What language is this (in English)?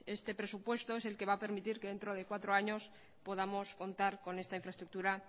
Spanish